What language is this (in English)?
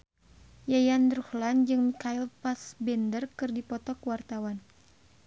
Sundanese